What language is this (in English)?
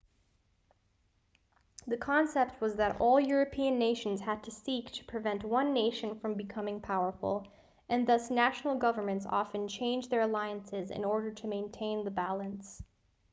English